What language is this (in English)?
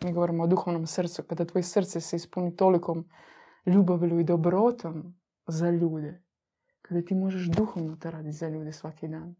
Croatian